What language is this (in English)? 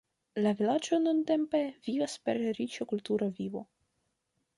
Esperanto